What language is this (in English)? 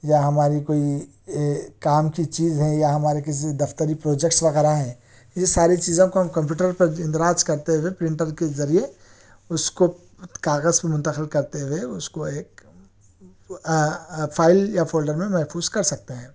Urdu